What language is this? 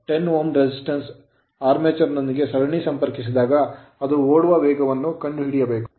Kannada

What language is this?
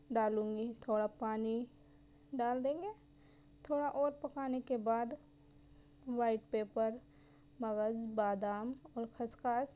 Urdu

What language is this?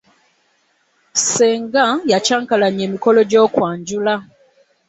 Ganda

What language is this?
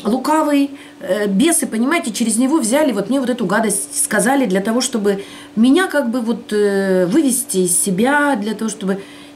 Russian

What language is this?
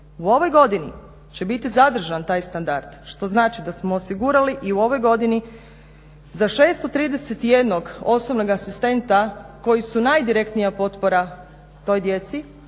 Croatian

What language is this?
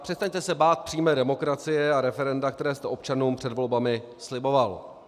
Czech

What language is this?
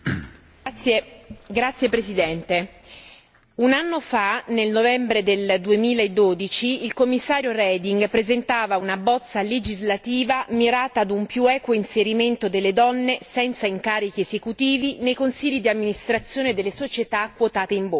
Italian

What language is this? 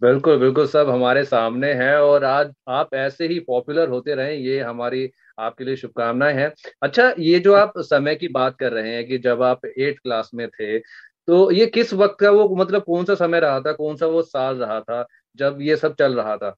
Hindi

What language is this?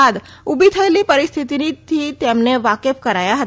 Gujarati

